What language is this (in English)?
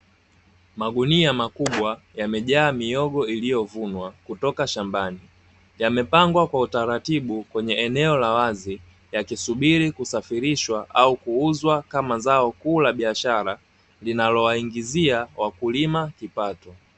Swahili